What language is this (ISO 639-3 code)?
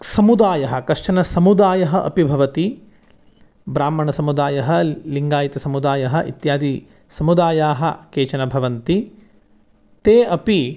san